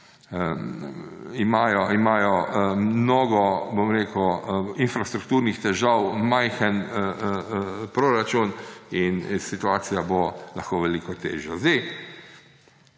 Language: Slovenian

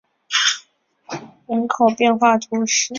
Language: Chinese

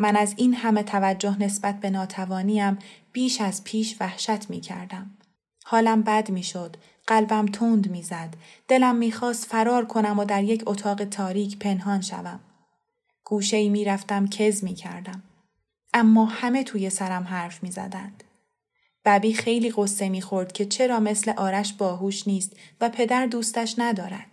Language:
Persian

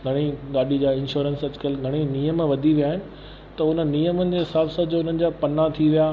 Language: Sindhi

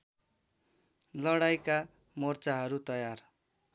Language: Nepali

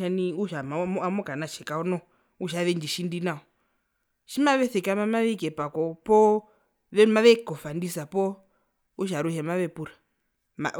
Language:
Herero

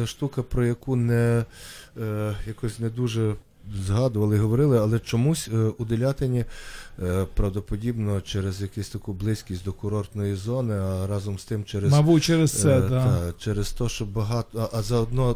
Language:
Ukrainian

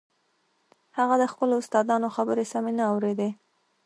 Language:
Pashto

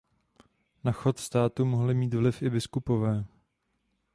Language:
Czech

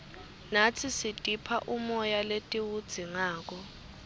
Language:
Swati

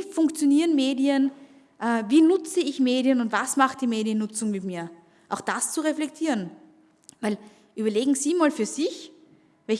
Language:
German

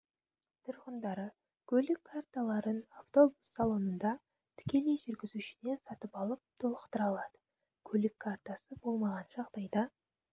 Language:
Kazakh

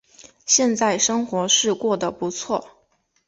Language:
Chinese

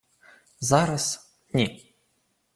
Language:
Ukrainian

